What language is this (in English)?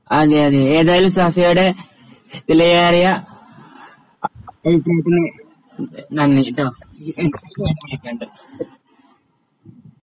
Malayalam